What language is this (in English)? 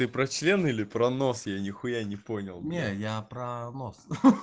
Russian